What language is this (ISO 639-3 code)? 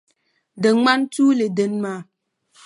dag